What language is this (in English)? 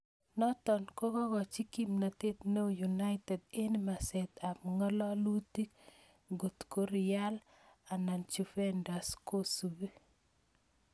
Kalenjin